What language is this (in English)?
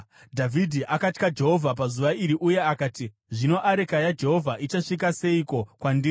Shona